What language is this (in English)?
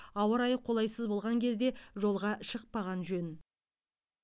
Kazakh